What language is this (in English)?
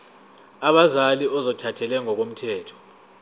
Zulu